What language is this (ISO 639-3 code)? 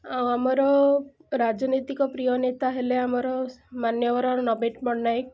ori